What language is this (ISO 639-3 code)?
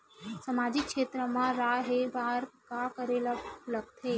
hne